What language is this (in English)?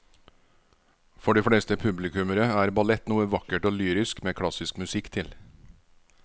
Norwegian